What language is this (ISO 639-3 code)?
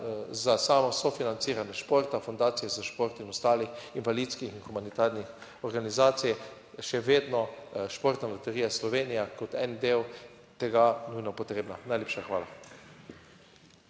slv